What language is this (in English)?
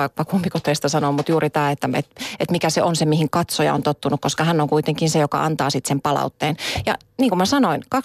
Finnish